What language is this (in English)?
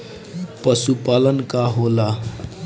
Bhojpuri